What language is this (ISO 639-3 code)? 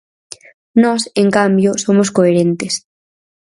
glg